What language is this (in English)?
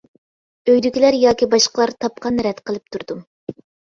Uyghur